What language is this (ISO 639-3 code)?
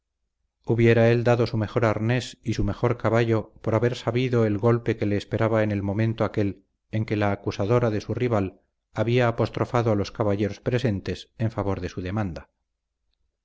spa